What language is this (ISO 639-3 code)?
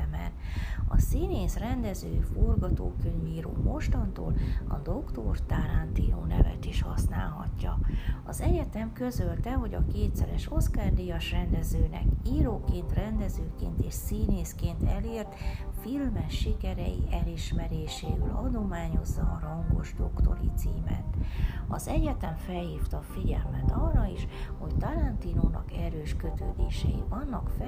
hun